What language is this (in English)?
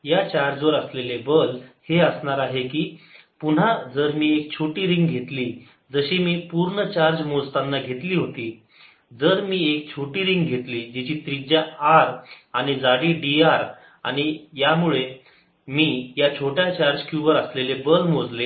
Marathi